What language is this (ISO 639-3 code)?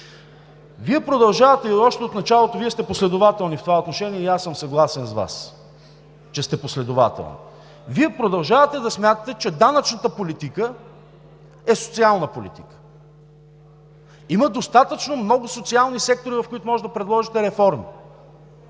bul